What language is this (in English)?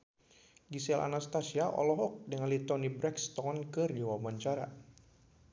Sundanese